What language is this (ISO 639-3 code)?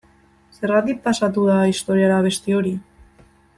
eus